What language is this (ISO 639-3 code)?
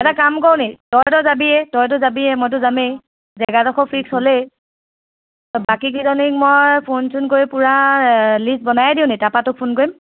asm